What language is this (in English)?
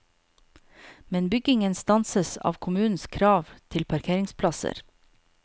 Norwegian